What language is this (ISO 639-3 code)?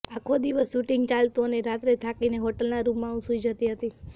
guj